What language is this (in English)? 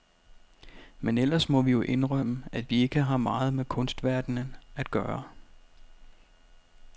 Danish